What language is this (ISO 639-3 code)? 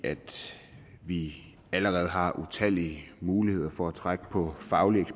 dan